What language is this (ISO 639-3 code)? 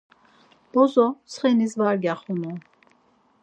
lzz